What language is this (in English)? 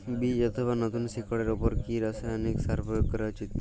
Bangla